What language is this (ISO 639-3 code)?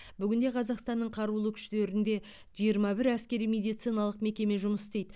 kaz